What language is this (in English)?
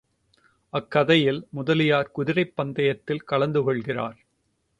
Tamil